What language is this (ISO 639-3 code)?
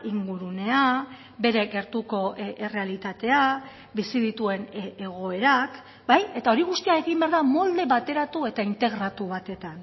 eus